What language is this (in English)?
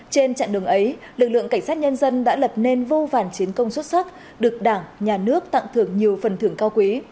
Vietnamese